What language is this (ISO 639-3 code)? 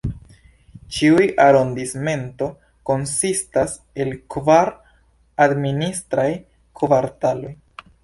epo